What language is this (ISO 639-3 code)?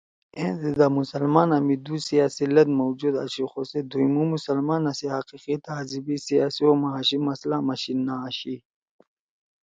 trw